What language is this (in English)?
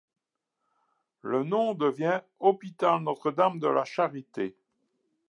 French